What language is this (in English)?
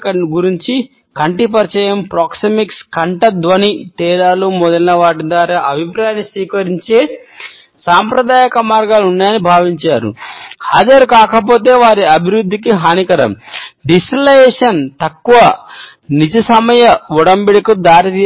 Telugu